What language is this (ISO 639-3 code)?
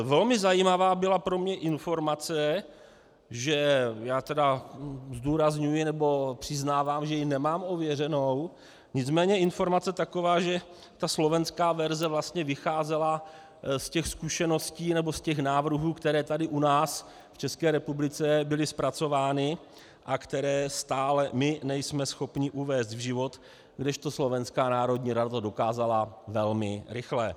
ces